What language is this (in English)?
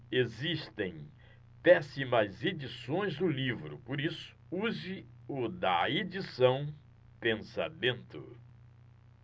Portuguese